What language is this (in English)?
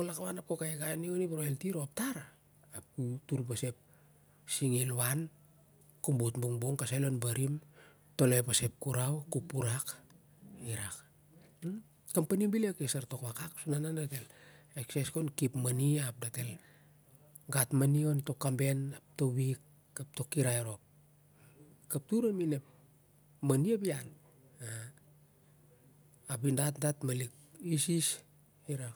Siar-Lak